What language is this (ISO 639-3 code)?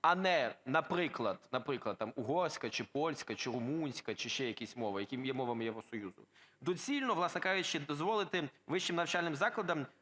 ukr